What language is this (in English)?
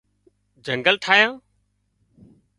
Wadiyara Koli